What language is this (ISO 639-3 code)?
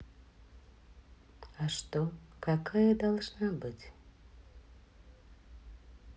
rus